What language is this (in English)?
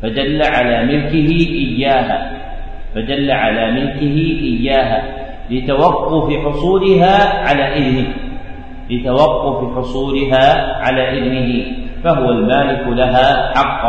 Arabic